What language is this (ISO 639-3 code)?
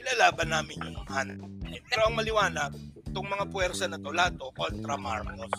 fil